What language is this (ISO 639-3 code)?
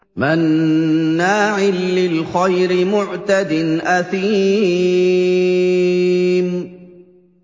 ara